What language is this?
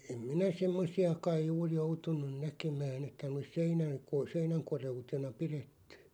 Finnish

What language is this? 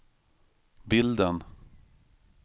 Swedish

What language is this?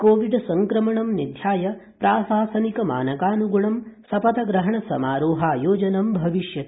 Sanskrit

